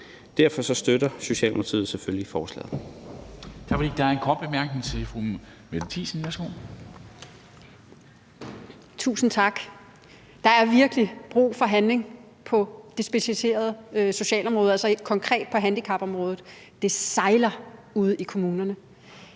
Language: Danish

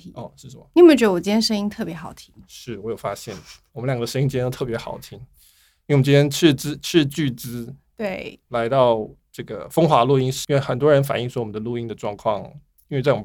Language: Chinese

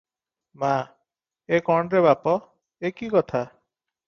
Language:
Odia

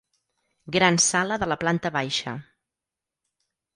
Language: Catalan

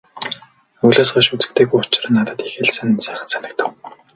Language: Mongolian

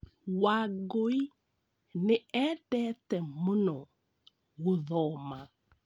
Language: Kikuyu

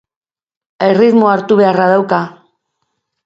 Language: Basque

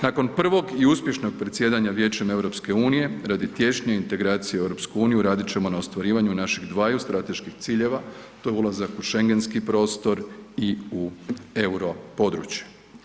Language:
Croatian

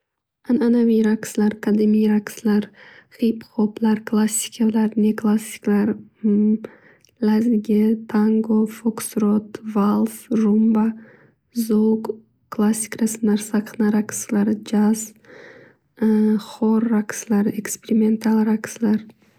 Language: Uzbek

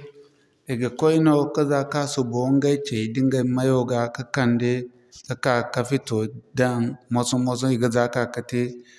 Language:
Zarma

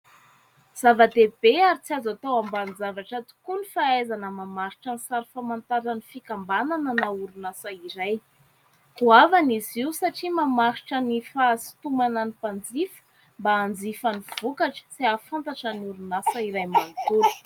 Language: Malagasy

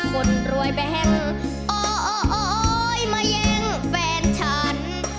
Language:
Thai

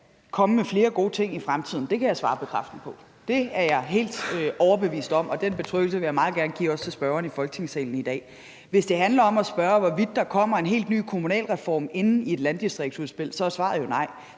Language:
Danish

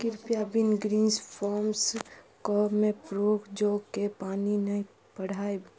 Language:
Maithili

